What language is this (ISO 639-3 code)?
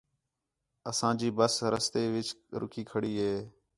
xhe